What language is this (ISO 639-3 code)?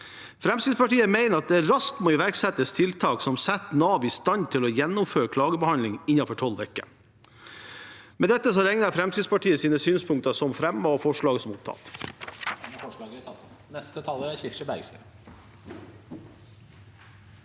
nor